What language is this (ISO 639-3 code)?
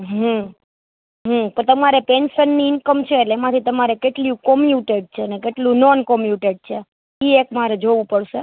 guj